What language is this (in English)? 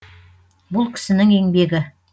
Kazakh